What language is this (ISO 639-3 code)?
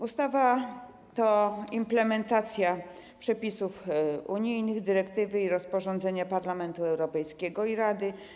pol